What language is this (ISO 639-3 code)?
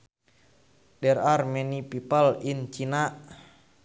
sun